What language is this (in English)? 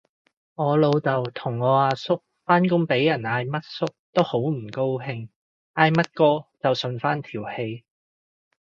Cantonese